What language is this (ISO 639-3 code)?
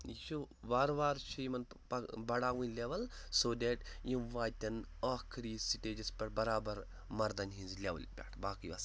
kas